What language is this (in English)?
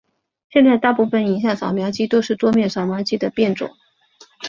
Chinese